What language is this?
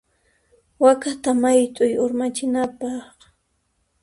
Puno Quechua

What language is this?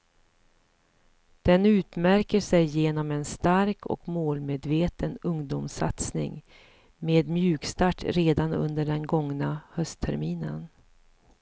Swedish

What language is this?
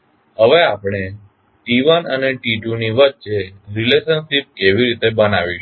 Gujarati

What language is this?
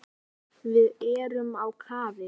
Icelandic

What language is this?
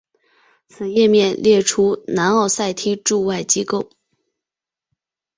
Chinese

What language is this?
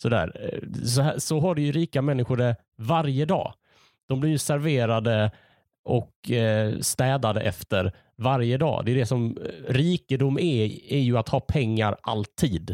Swedish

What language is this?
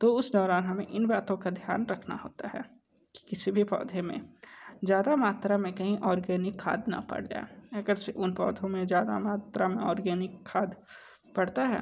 Hindi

